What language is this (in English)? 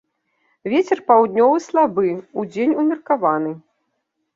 Belarusian